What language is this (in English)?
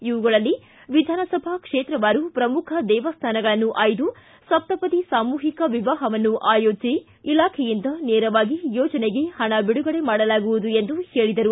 Kannada